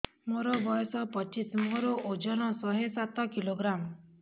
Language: Odia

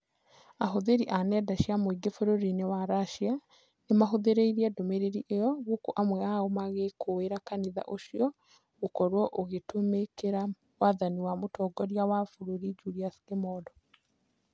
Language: Kikuyu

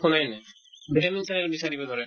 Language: Assamese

